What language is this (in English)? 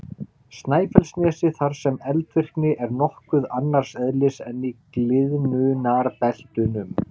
Icelandic